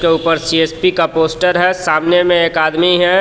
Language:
Hindi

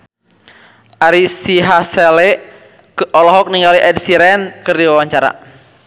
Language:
Sundanese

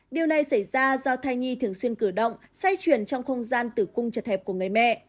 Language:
Vietnamese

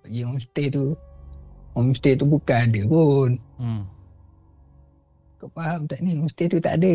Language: Malay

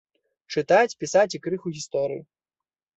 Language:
Belarusian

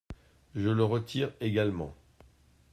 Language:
French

